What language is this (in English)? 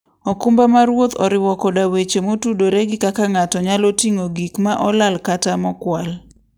Luo (Kenya and Tanzania)